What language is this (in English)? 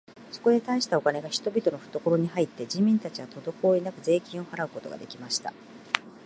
Japanese